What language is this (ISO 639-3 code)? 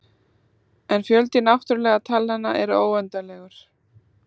isl